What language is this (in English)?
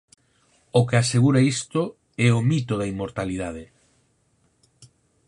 Galician